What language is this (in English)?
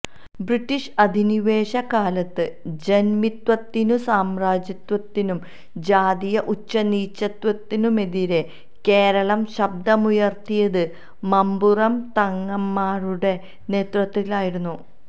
Malayalam